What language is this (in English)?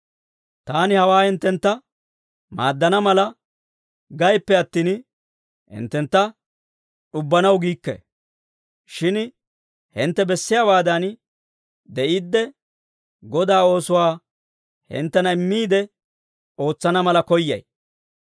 Dawro